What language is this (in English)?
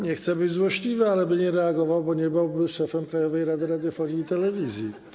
Polish